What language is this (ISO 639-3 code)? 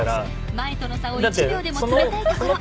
jpn